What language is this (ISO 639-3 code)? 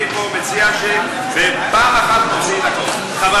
heb